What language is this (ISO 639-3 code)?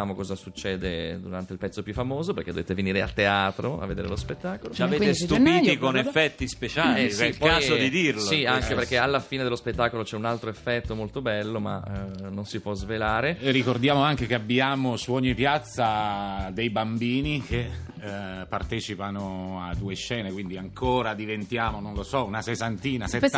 ita